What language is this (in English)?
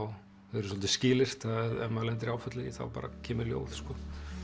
Icelandic